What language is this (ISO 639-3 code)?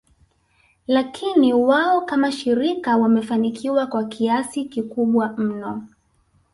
swa